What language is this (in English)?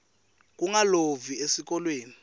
Swati